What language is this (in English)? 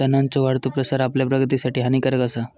Marathi